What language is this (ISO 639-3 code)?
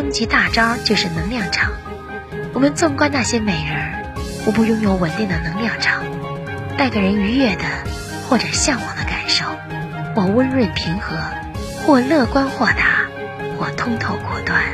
zho